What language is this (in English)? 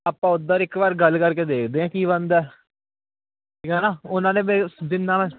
Punjabi